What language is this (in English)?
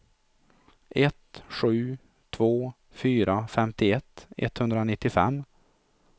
Swedish